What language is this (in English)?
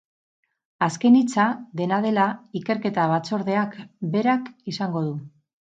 Basque